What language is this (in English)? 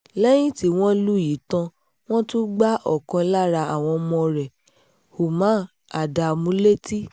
Yoruba